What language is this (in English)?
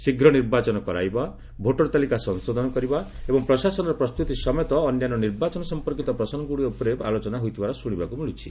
Odia